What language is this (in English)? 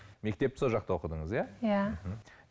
Kazakh